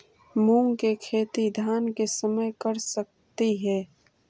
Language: Magahi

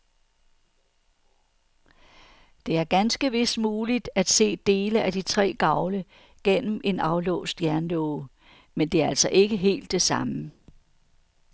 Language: Danish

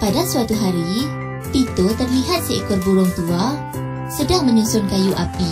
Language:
Malay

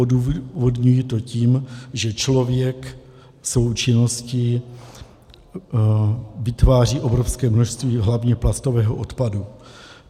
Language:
Czech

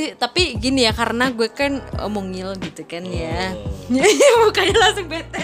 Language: Indonesian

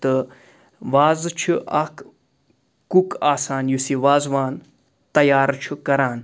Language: Kashmiri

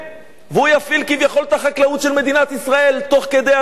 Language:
Hebrew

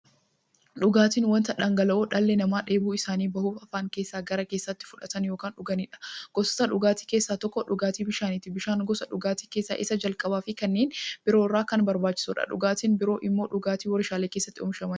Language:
Oromo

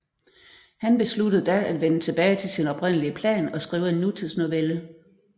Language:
Danish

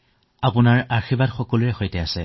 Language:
Assamese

